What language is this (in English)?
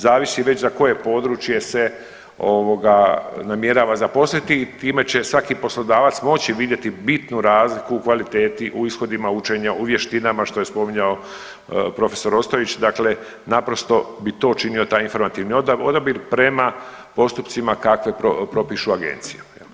Croatian